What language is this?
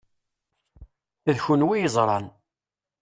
Kabyle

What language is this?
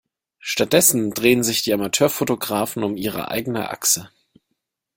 German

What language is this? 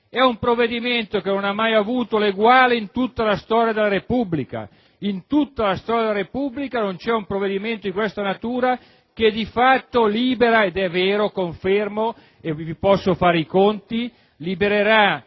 Italian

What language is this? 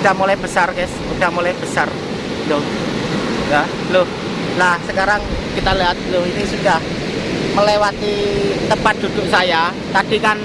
Indonesian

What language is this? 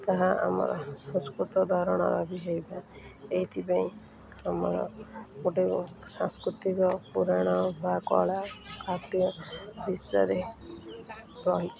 Odia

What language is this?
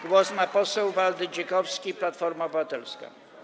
Polish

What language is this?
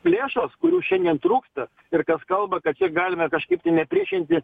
Lithuanian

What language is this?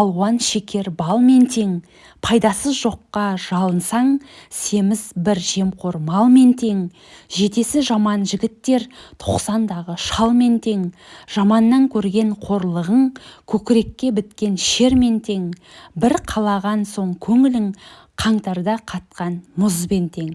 Turkish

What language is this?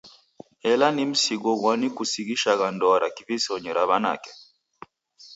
Taita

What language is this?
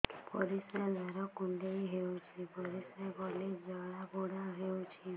Odia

